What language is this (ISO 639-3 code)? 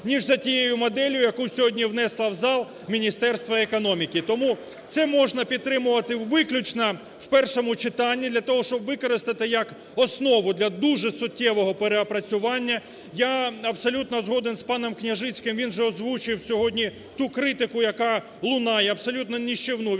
ukr